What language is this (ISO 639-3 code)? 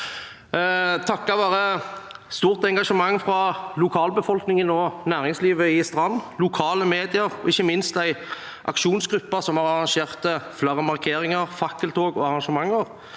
nor